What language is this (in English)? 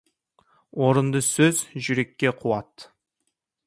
Kazakh